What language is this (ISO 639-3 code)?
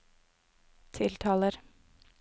nor